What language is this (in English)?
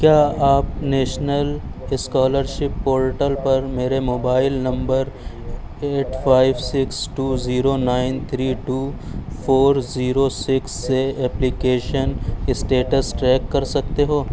Urdu